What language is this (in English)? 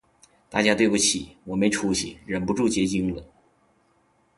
Chinese